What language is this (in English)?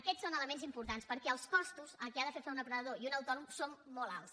Catalan